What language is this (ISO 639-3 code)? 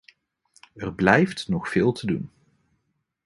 nld